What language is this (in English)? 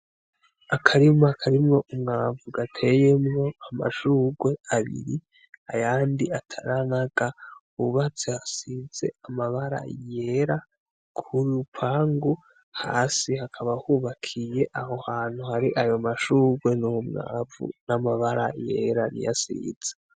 Rundi